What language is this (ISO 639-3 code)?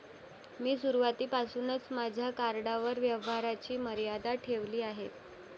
mar